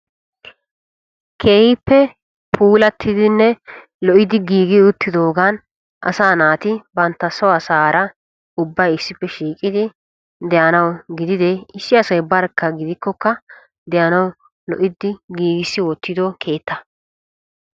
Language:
Wolaytta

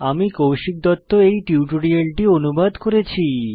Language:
Bangla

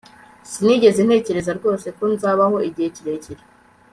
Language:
Kinyarwanda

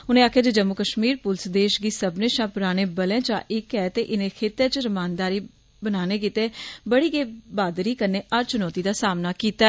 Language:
Dogri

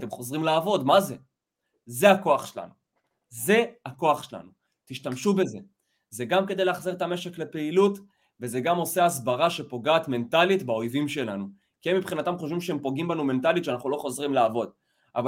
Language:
Hebrew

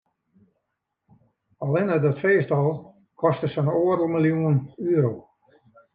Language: Western Frisian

